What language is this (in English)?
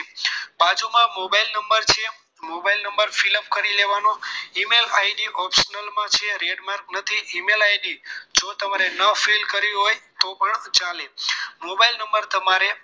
Gujarati